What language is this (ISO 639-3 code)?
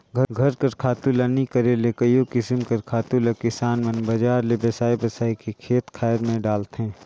hne